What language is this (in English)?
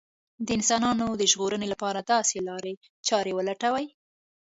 Pashto